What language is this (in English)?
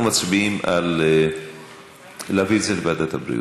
Hebrew